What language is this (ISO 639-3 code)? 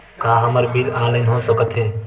hne